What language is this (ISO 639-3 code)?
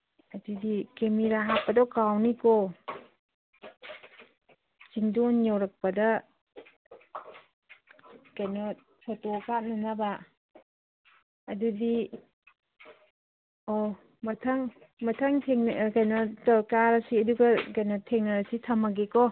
mni